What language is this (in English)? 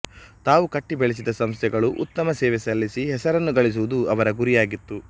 Kannada